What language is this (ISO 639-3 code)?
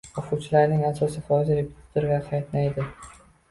uzb